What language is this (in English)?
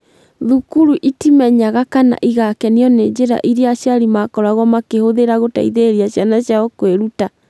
Kikuyu